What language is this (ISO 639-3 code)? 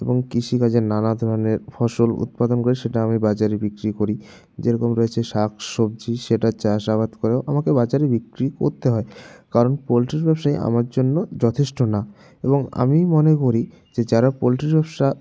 ben